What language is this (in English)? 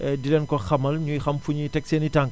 Wolof